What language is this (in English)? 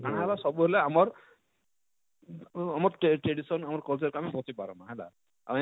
Odia